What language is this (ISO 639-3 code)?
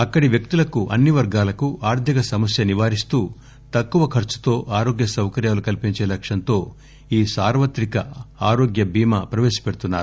tel